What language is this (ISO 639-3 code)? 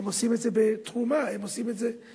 heb